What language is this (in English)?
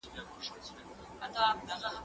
Pashto